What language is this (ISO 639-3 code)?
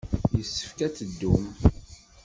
kab